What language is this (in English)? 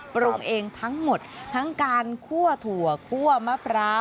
Thai